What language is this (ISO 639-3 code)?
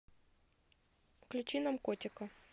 rus